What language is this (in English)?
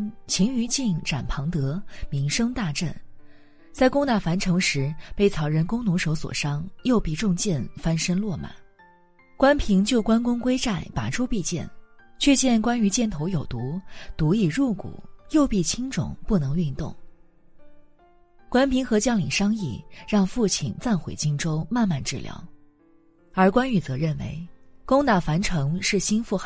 Chinese